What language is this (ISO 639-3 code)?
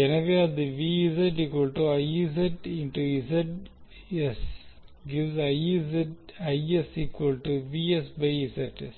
tam